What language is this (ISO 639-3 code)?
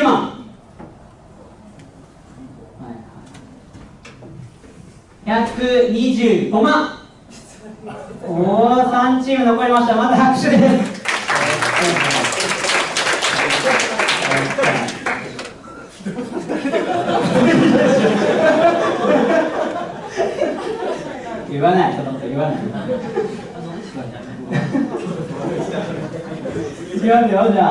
jpn